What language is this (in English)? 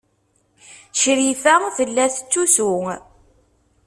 Kabyle